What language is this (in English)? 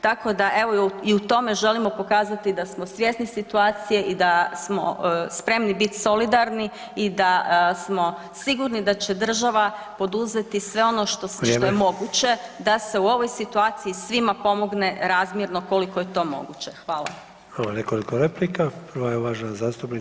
Croatian